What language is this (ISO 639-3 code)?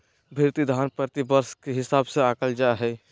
mag